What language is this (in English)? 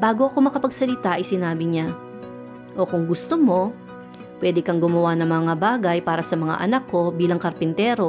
Filipino